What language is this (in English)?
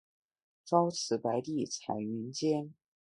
Chinese